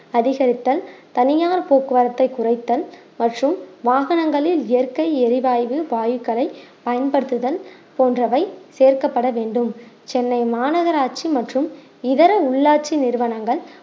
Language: Tamil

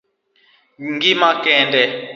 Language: Luo (Kenya and Tanzania)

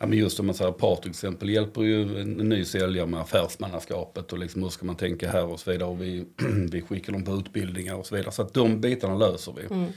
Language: Swedish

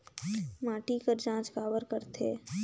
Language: Chhattisgarhi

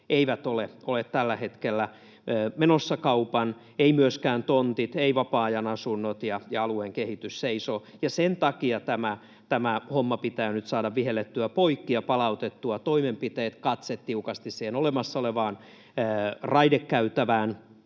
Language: Finnish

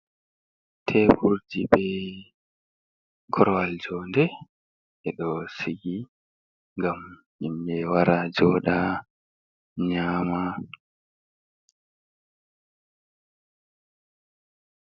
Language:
Fula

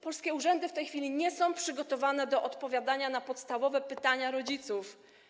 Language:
Polish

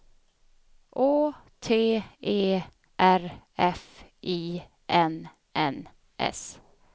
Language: Swedish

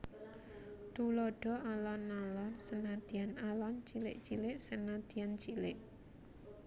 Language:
Javanese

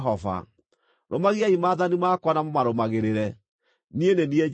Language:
Kikuyu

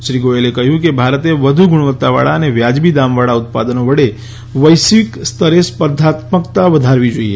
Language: Gujarati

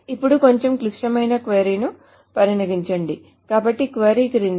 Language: Telugu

